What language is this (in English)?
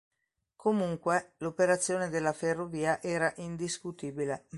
Italian